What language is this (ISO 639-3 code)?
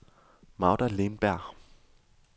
dan